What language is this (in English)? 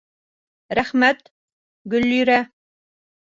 Bashkir